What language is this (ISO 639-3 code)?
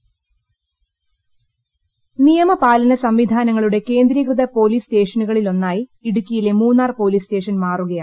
mal